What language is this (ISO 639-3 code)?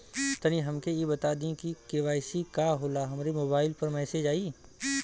bho